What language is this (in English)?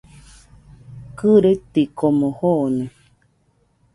Nüpode Huitoto